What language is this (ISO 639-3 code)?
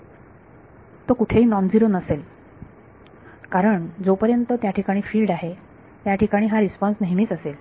mar